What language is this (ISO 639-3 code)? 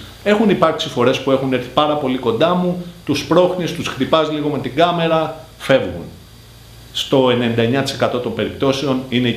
ell